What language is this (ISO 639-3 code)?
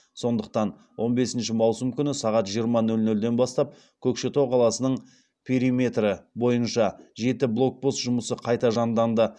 kaz